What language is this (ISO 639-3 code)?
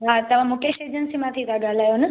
snd